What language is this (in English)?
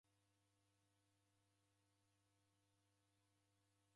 Taita